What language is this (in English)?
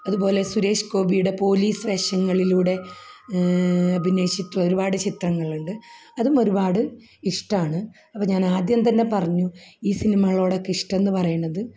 Malayalam